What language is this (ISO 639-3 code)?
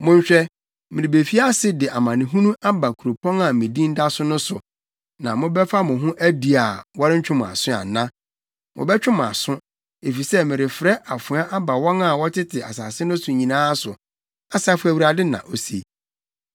aka